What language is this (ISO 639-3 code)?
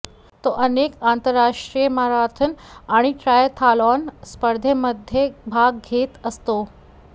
mar